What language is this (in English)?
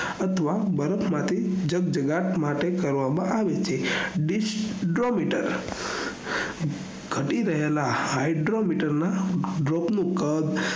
Gujarati